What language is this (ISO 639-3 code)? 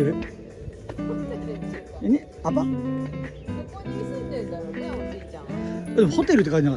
jpn